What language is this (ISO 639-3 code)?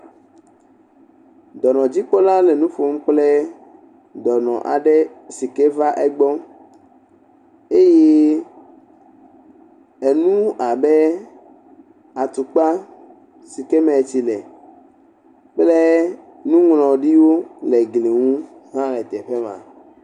ewe